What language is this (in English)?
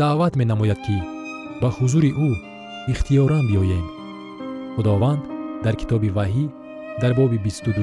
Persian